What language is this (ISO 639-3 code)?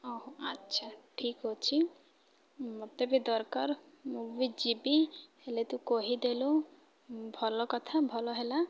ori